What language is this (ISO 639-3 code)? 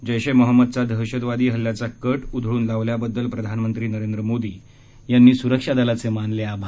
mar